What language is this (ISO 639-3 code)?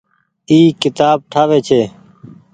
gig